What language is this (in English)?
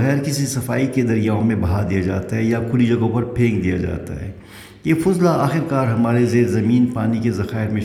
Urdu